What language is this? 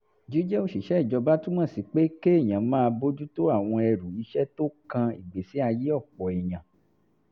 Yoruba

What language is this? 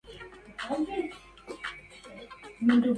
Arabic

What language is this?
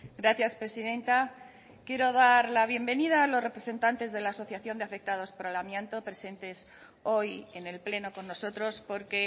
Spanish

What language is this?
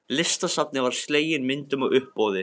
Icelandic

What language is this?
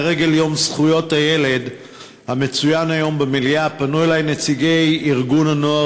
Hebrew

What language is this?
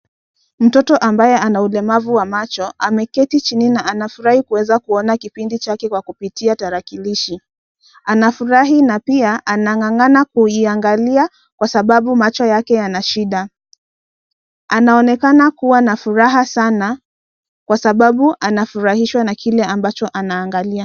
Swahili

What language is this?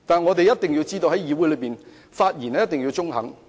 Cantonese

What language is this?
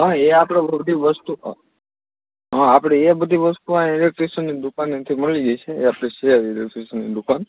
Gujarati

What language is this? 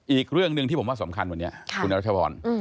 Thai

